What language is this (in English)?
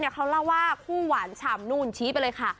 Thai